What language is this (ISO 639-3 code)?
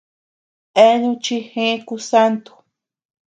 cux